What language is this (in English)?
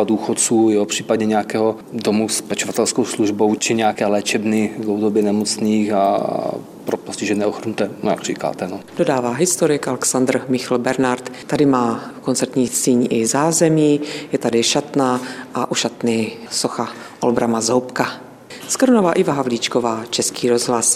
Czech